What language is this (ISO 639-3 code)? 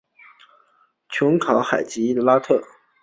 zho